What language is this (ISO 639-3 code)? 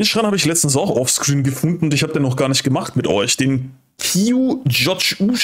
deu